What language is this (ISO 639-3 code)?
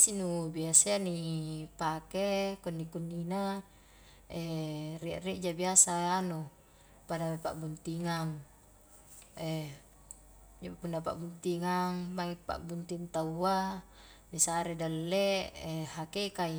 kjk